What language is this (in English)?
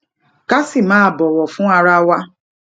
Yoruba